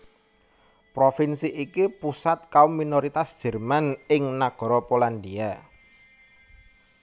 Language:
Javanese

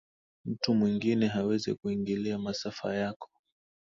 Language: Swahili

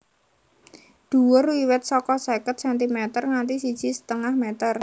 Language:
Javanese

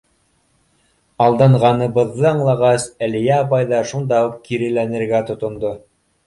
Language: Bashkir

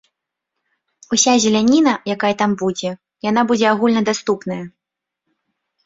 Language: Belarusian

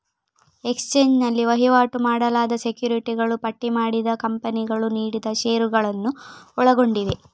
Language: Kannada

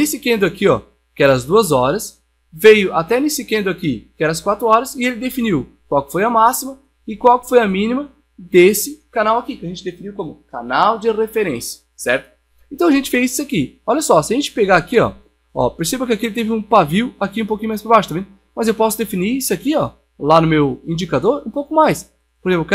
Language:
Portuguese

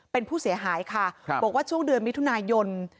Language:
Thai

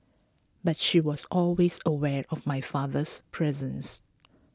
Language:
English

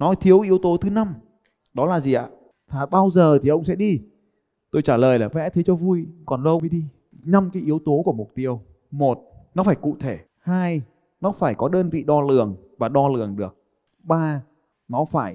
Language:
Vietnamese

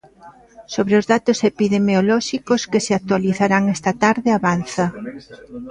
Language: Galician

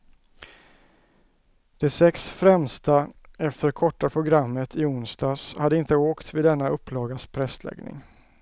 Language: Swedish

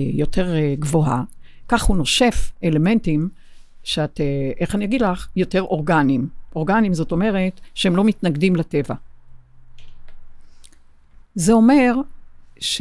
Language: Hebrew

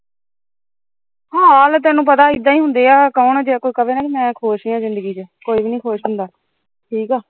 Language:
Punjabi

